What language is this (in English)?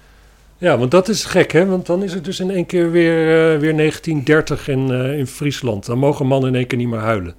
Dutch